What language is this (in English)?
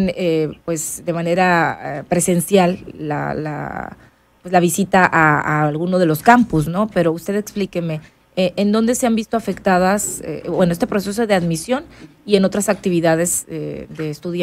Spanish